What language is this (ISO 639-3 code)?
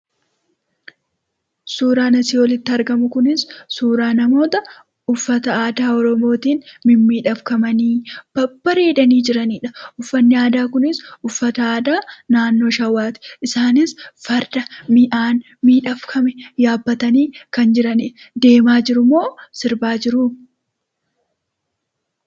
orm